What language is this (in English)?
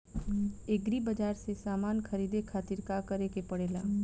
Bhojpuri